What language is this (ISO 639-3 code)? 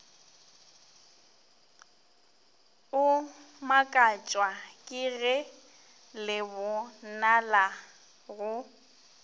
nso